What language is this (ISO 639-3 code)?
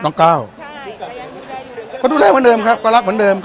tha